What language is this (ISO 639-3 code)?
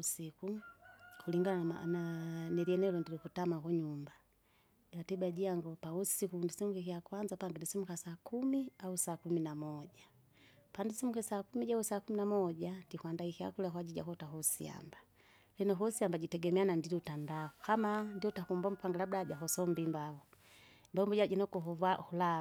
zga